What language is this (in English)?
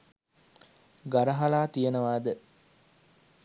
Sinhala